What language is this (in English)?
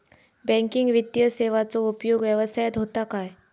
Marathi